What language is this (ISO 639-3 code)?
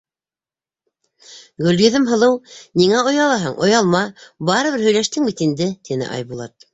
bak